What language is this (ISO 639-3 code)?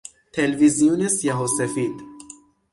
fas